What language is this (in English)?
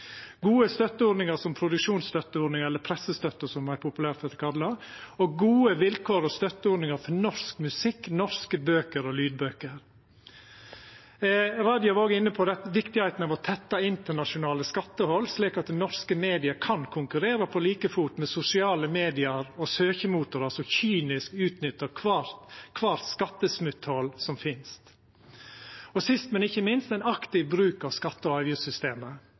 Norwegian Nynorsk